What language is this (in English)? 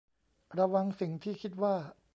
Thai